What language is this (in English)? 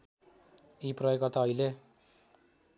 Nepali